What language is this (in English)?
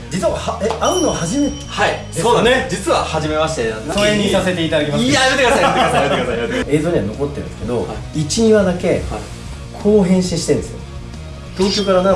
Japanese